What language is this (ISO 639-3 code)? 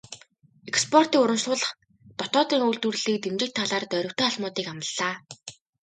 mon